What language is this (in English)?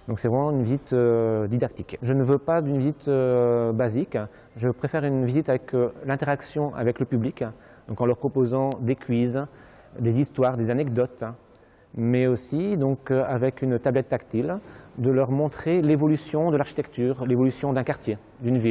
French